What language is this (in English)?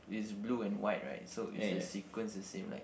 English